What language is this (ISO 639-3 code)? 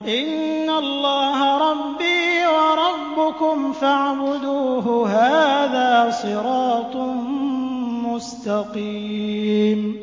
ara